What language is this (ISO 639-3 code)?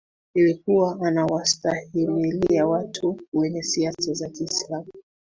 swa